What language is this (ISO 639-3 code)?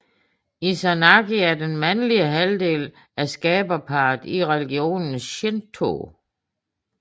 dan